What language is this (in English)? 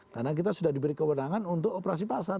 Indonesian